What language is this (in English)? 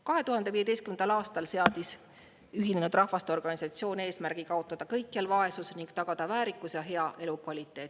Estonian